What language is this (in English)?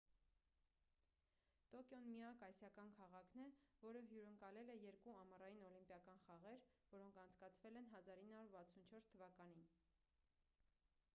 Armenian